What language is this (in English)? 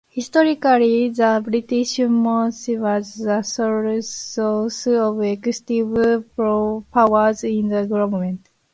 English